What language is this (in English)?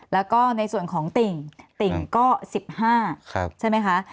Thai